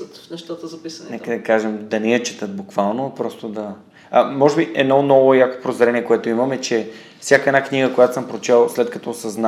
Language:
Bulgarian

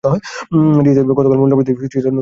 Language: Bangla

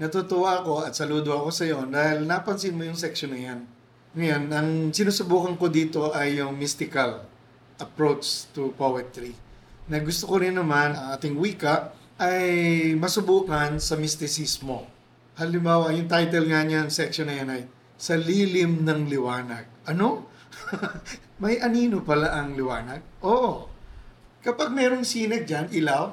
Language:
Filipino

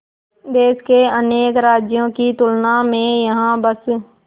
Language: Hindi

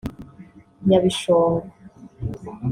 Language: Kinyarwanda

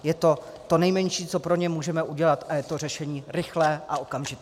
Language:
Czech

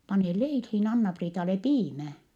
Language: Finnish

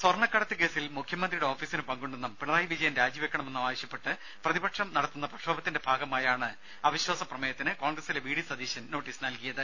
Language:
Malayalam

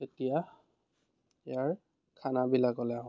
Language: Assamese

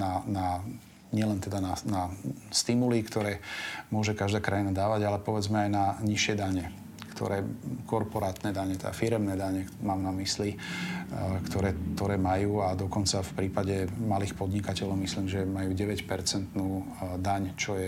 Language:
Slovak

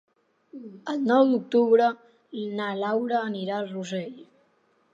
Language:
Catalan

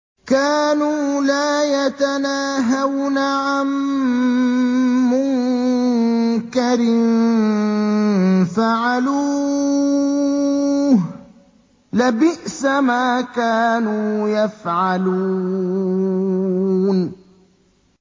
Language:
Arabic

